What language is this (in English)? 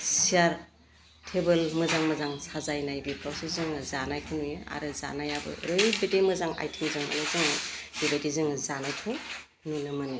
Bodo